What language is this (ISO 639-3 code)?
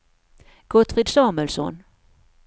swe